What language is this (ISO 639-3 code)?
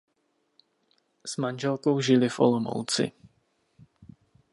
ces